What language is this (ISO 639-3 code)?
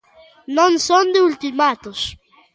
glg